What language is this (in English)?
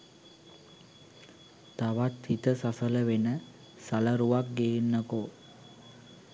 Sinhala